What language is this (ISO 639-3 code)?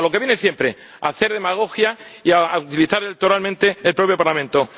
spa